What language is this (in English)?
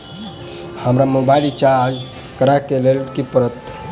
Maithili